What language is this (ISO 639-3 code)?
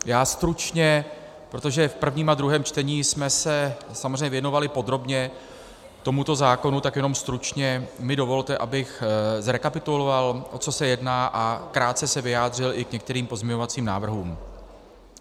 ces